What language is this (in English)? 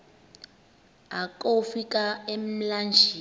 Xhosa